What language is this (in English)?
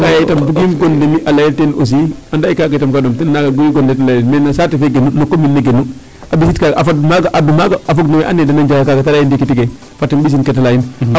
Serer